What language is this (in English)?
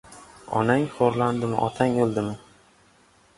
Uzbek